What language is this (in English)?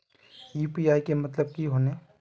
Magahi